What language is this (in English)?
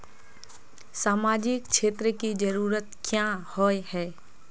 Magahi